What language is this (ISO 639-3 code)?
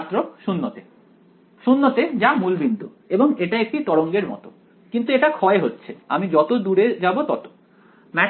ben